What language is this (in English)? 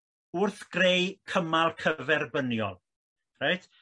Welsh